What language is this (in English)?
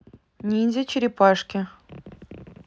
Russian